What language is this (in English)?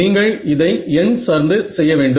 Tamil